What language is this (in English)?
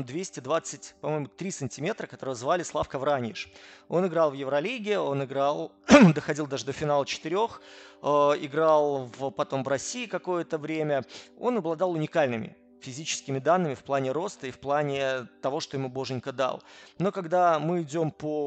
Russian